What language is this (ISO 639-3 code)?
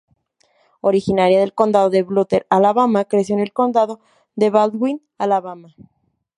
spa